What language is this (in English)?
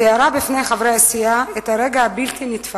Hebrew